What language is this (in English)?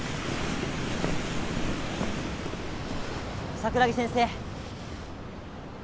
Japanese